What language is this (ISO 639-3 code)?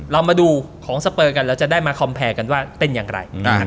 tha